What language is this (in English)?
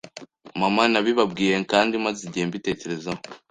Kinyarwanda